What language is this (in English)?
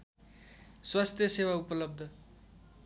Nepali